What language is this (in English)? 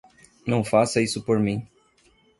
Portuguese